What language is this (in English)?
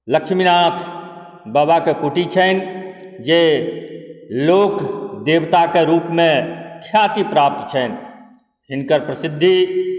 Maithili